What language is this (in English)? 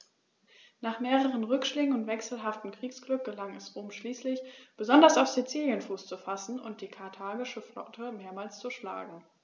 German